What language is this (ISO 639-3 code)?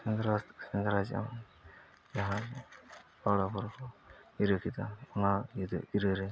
sat